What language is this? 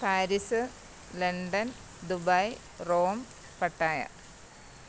Malayalam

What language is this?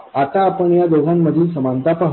Marathi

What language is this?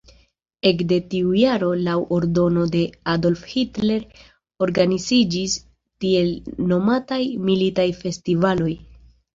Esperanto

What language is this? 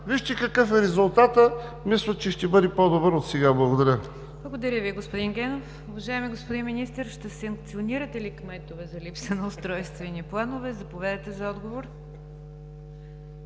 Bulgarian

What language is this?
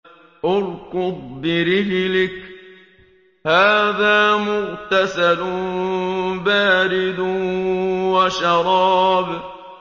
Arabic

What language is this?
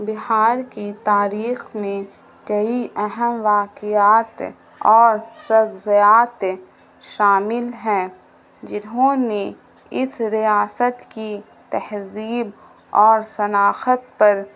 Urdu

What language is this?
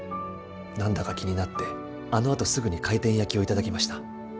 Japanese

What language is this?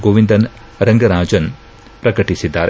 Kannada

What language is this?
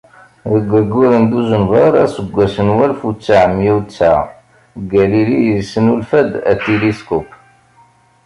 Kabyle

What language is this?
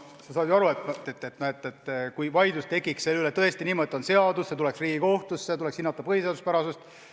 Estonian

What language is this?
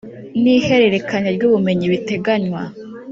Kinyarwanda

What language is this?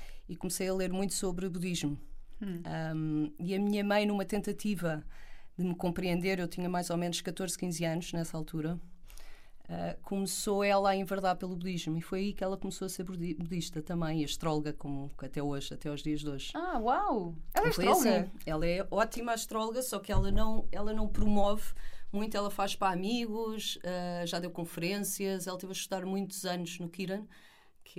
Portuguese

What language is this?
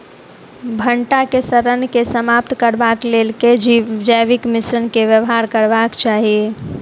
Maithili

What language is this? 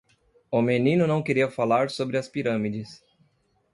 Portuguese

